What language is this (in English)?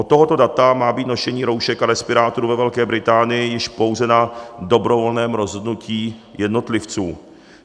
Czech